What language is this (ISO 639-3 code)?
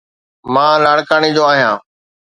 snd